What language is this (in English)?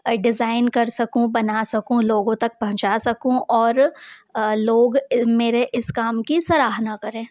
Hindi